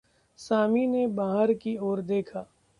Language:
Hindi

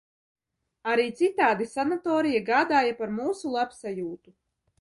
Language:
Latvian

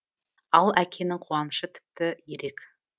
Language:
Kazakh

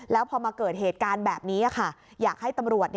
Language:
Thai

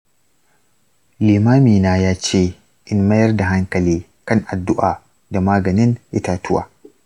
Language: Hausa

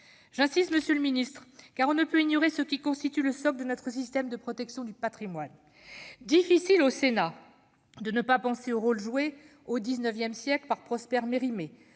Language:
French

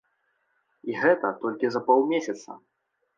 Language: Belarusian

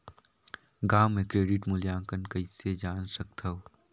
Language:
Chhattisgarhi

